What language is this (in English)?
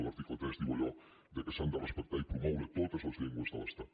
Catalan